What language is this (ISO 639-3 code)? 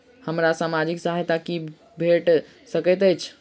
mai